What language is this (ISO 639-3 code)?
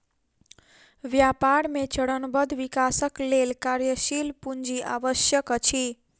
mai